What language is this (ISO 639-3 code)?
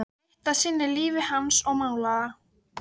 isl